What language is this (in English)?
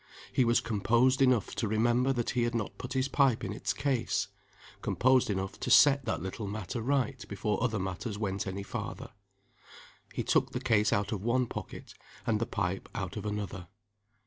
English